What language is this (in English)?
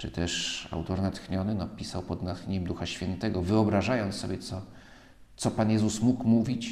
Polish